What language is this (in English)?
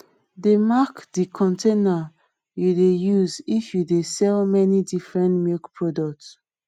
Nigerian Pidgin